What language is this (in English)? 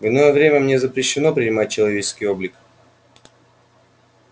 Russian